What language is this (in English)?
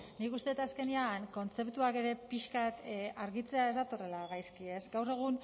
Basque